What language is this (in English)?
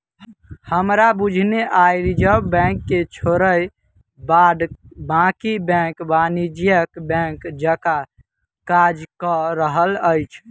Maithili